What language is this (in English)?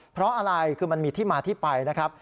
Thai